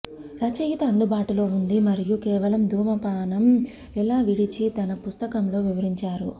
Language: Telugu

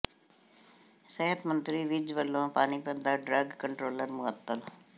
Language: Punjabi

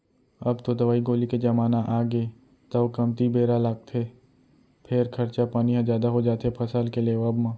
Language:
Chhattisgarhi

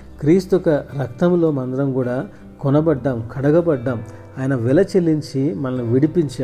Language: Telugu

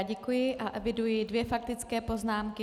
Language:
Czech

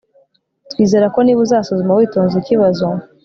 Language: Kinyarwanda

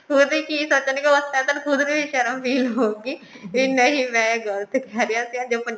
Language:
Punjabi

